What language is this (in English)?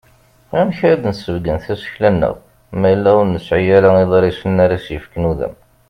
Kabyle